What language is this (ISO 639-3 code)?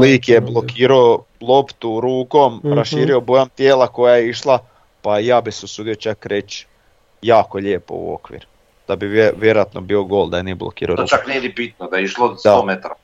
hrv